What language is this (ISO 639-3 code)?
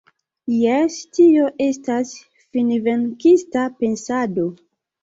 epo